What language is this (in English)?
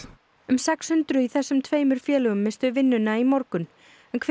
Icelandic